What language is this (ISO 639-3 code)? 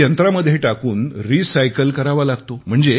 mar